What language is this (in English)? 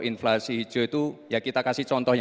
Indonesian